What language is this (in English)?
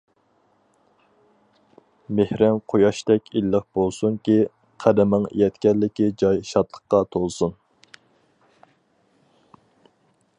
Uyghur